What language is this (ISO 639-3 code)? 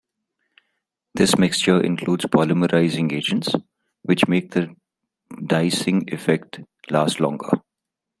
eng